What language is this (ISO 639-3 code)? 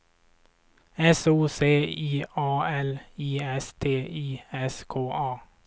swe